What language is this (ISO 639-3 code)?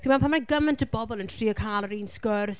cym